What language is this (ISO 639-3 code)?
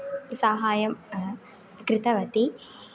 san